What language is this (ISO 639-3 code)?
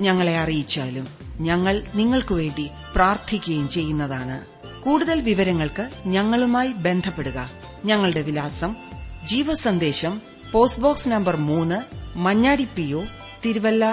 mal